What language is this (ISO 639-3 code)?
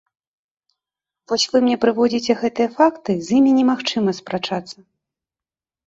bel